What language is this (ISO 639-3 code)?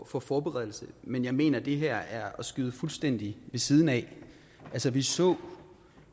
dan